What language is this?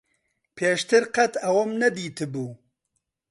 Central Kurdish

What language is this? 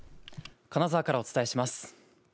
Japanese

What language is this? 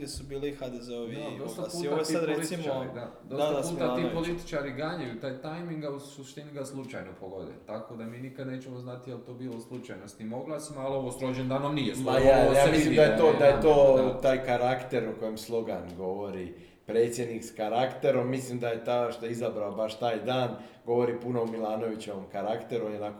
Croatian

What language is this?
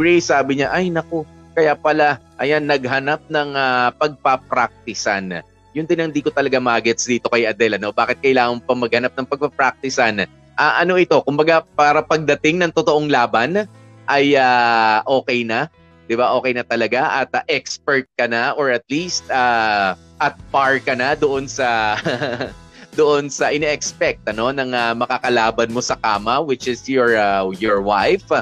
Filipino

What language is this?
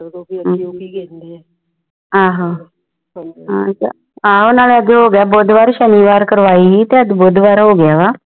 Punjabi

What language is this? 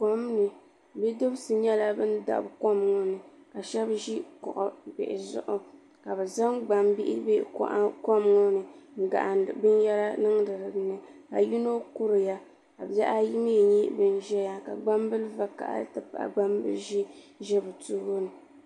Dagbani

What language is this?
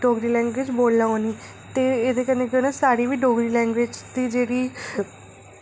Dogri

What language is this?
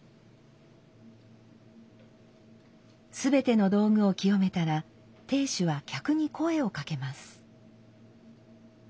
Japanese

